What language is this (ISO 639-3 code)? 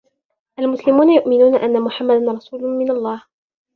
ara